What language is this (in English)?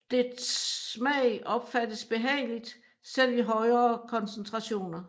Danish